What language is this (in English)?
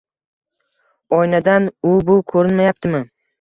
Uzbek